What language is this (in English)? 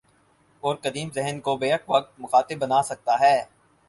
Urdu